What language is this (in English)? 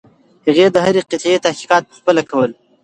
Pashto